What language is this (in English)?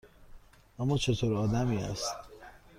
Persian